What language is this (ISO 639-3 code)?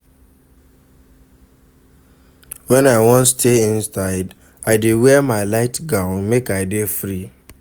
pcm